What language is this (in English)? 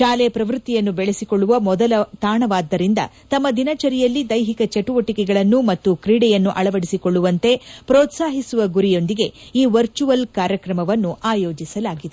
Kannada